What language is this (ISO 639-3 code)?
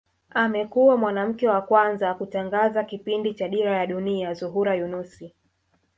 swa